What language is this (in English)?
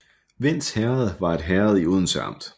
Danish